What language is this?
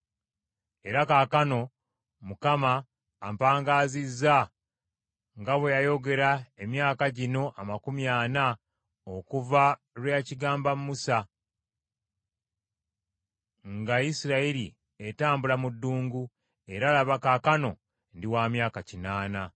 Ganda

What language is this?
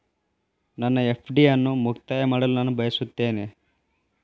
Kannada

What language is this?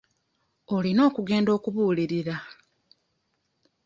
Ganda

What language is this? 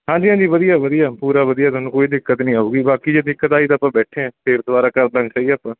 Punjabi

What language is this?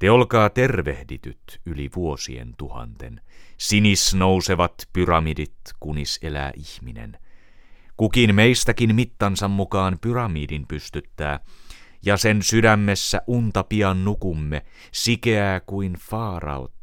Finnish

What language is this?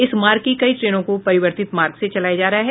Hindi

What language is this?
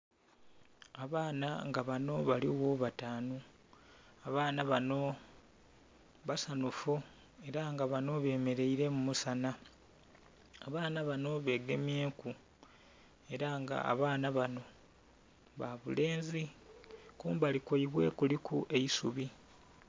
Soga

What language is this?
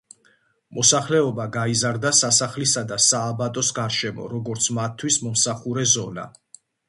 Georgian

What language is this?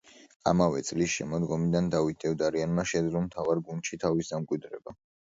Georgian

